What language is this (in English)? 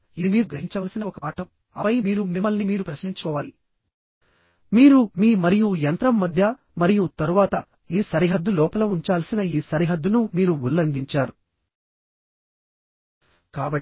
Telugu